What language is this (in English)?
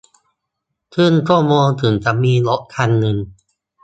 Thai